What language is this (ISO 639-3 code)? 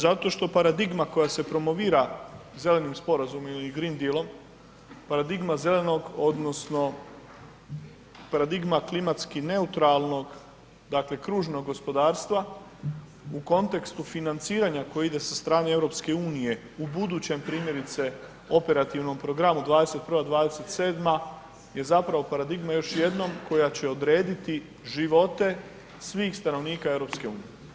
hrv